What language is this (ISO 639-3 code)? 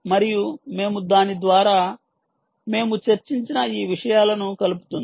tel